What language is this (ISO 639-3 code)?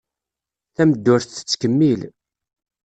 kab